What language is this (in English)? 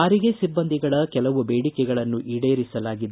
Kannada